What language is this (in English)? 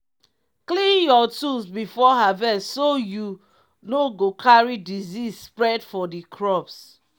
Nigerian Pidgin